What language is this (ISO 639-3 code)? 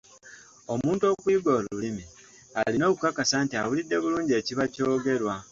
lug